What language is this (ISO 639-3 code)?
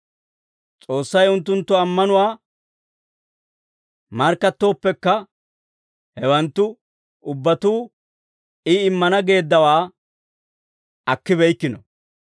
dwr